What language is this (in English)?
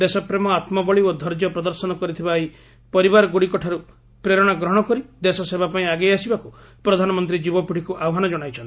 Odia